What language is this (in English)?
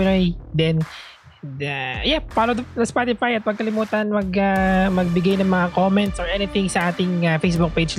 Filipino